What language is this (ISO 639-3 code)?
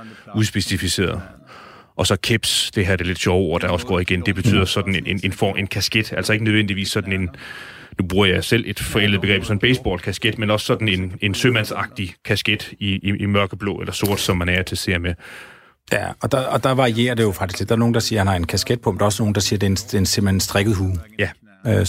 dan